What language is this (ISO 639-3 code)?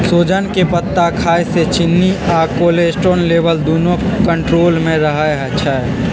mag